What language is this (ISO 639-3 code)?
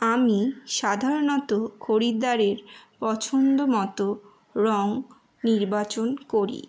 ben